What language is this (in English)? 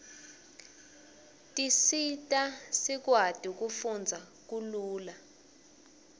Swati